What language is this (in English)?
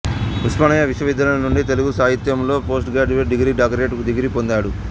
Telugu